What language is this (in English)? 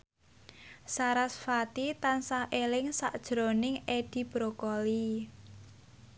Javanese